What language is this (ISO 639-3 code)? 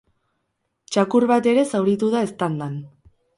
eus